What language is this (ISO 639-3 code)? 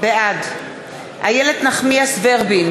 heb